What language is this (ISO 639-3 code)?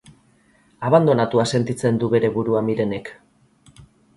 eus